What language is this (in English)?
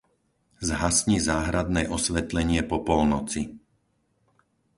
Slovak